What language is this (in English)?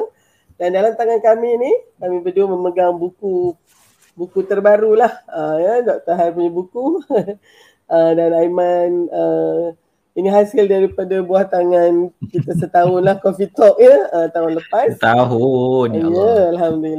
Malay